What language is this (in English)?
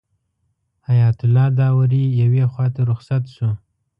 Pashto